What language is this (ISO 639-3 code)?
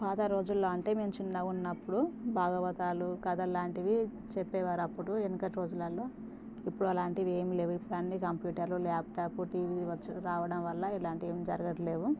tel